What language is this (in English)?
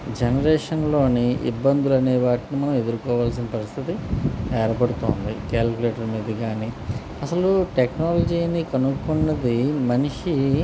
Telugu